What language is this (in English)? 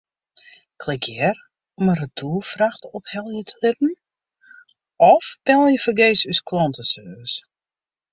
Western Frisian